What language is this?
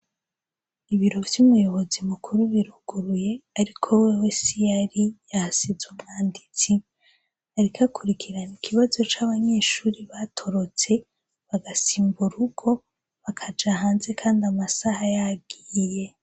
Rundi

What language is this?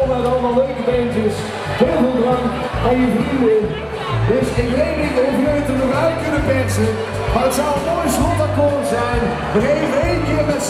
Dutch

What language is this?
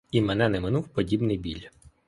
Ukrainian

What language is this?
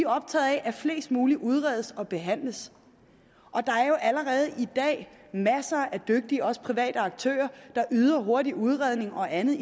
Danish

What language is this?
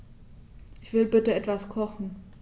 German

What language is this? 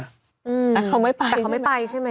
Thai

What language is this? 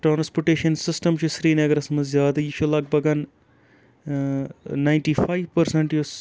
Kashmiri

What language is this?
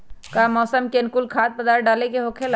Magahi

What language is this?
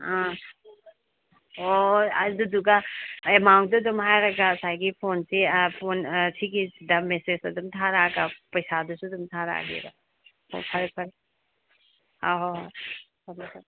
Manipuri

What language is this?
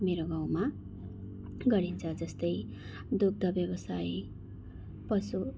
Nepali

